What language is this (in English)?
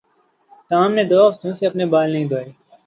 Urdu